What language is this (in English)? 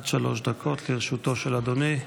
Hebrew